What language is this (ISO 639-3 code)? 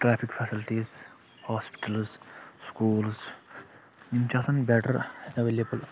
kas